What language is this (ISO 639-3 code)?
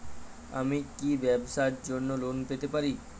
ben